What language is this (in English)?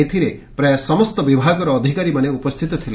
Odia